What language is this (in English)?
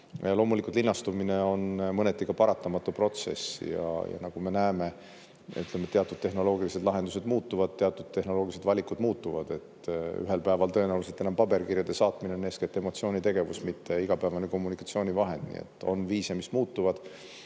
Estonian